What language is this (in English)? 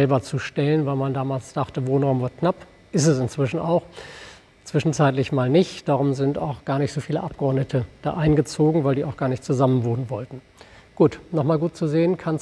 German